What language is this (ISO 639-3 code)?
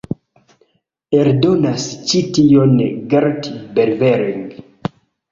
epo